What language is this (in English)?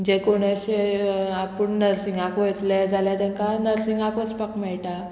Konkani